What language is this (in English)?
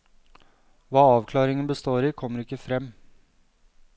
Norwegian